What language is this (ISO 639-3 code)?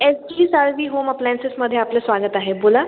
mar